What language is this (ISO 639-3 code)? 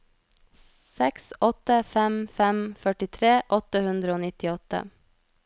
nor